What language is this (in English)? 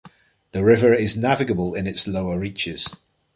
English